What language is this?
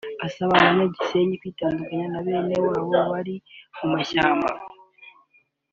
Kinyarwanda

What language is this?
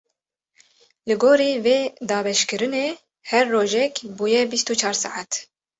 Kurdish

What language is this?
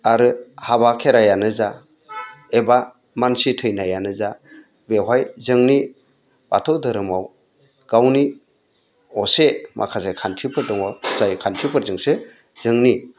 Bodo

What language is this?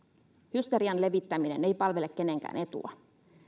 Finnish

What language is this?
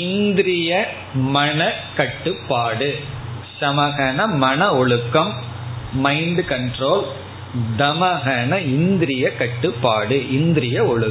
Tamil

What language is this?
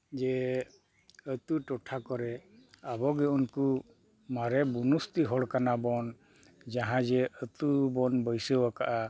Santali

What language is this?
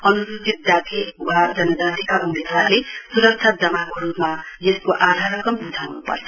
Nepali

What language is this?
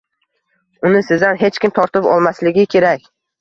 Uzbek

